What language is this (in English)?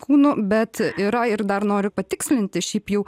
Lithuanian